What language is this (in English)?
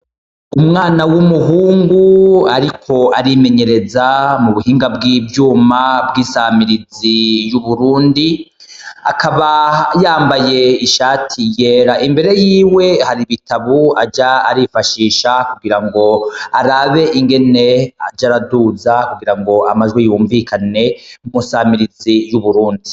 Rundi